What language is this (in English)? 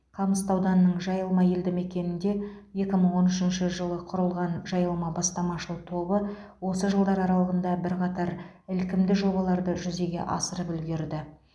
Kazakh